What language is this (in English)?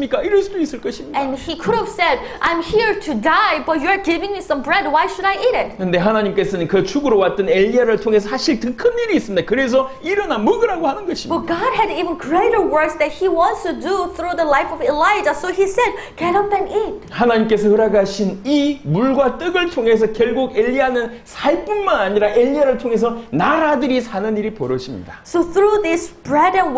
Korean